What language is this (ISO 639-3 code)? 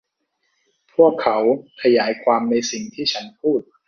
tha